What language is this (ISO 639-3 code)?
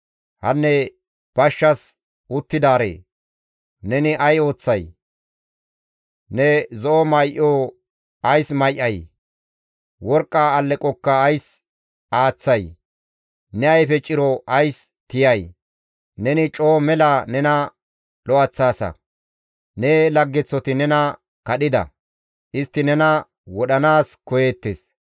gmv